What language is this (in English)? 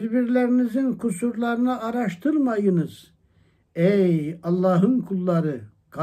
Turkish